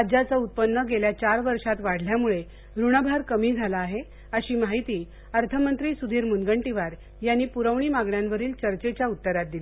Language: Marathi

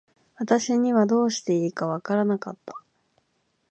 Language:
Japanese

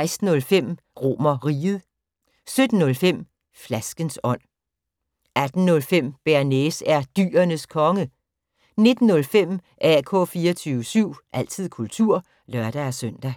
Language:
Danish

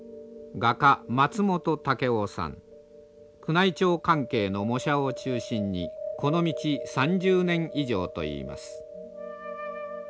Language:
Japanese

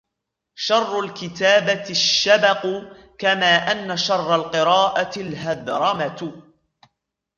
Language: Arabic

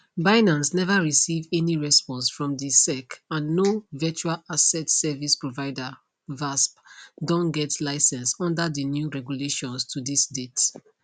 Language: Nigerian Pidgin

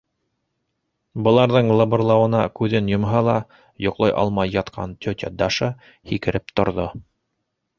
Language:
Bashkir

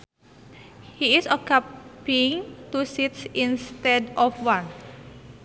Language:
Sundanese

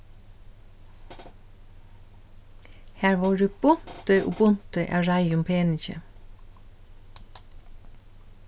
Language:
Faroese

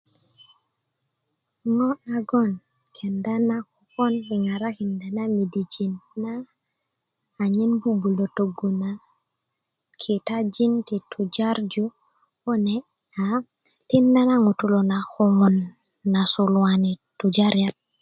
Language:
Kuku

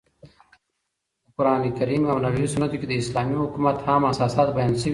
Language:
Pashto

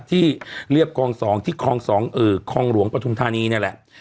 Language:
Thai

